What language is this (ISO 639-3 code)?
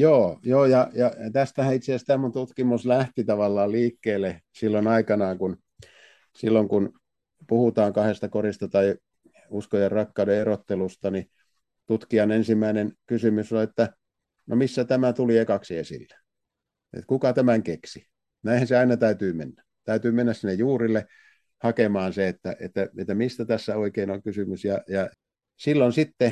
fin